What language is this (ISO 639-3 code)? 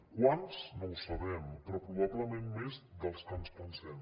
cat